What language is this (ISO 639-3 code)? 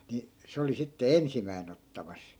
fin